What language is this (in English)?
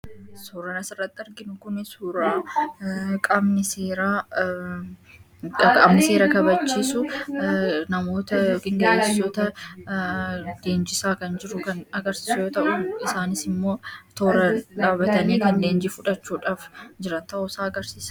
Oromo